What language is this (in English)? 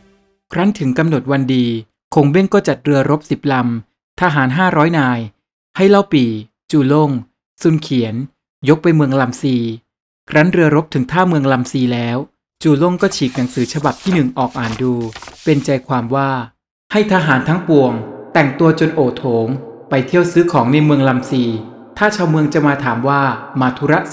Thai